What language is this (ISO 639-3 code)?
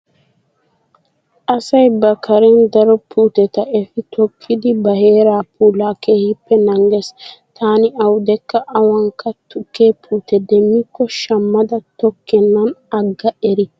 wal